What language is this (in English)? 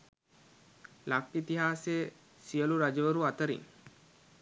Sinhala